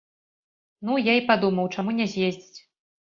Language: Belarusian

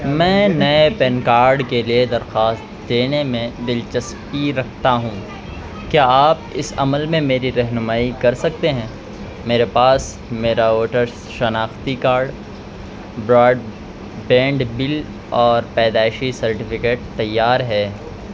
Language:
Urdu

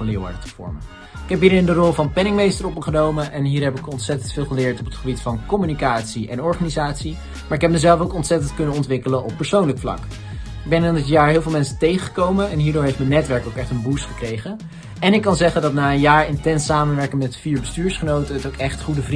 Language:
Dutch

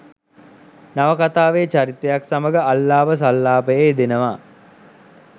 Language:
Sinhala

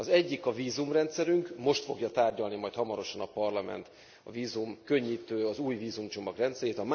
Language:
Hungarian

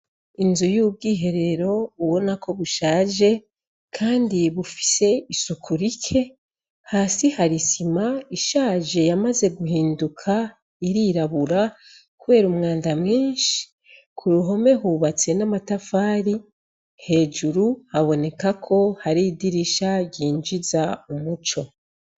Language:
Rundi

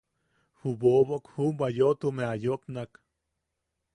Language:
Yaqui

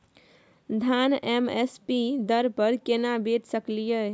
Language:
Maithili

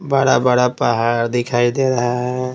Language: Hindi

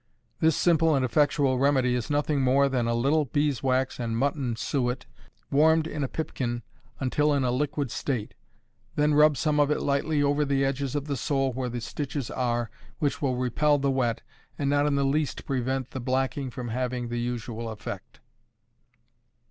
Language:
English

